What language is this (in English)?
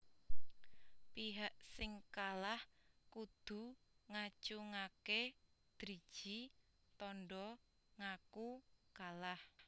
Javanese